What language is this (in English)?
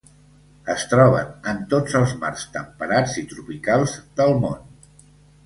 Catalan